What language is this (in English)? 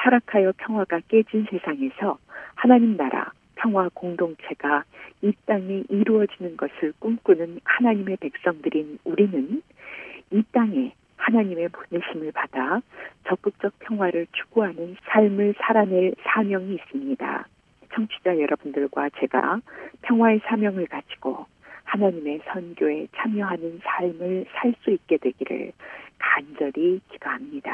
Korean